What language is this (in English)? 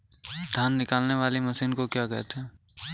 Hindi